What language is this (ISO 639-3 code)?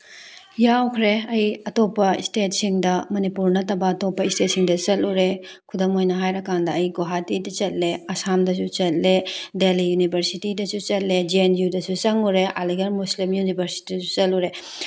mni